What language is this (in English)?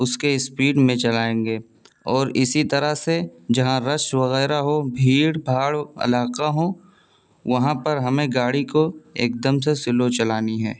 Urdu